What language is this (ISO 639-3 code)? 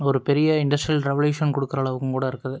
tam